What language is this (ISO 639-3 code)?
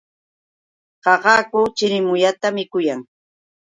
qux